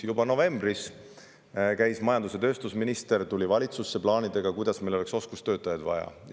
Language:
Estonian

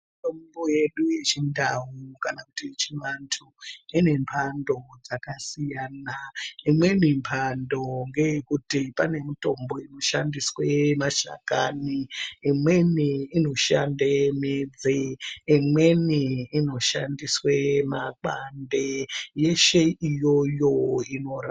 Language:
Ndau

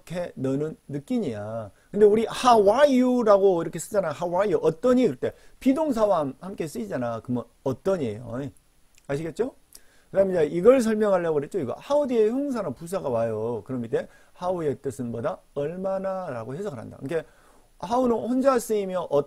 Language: Korean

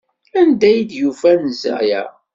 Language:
Kabyle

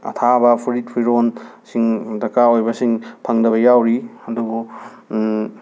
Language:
Manipuri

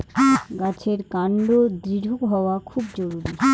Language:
Bangla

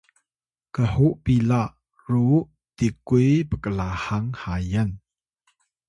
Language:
Atayal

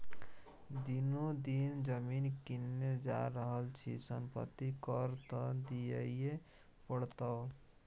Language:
Maithili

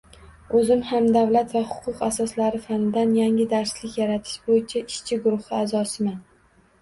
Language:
Uzbek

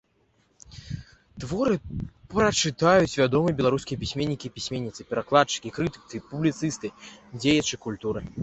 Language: Belarusian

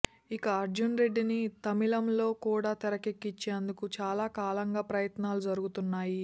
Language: Telugu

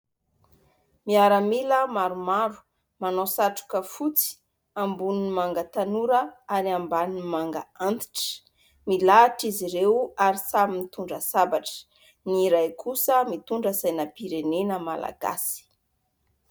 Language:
Malagasy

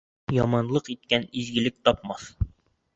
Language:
Bashkir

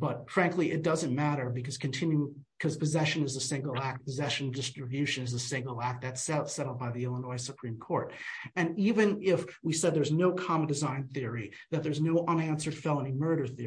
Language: English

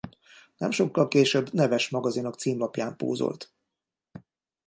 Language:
Hungarian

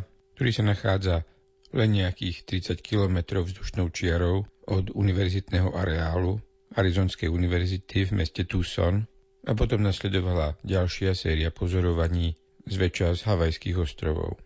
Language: Slovak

